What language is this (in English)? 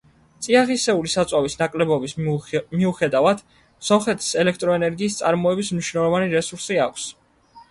Georgian